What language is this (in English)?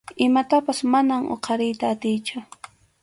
Arequipa-La Unión Quechua